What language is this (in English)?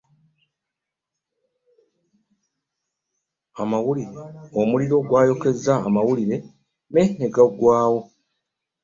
Ganda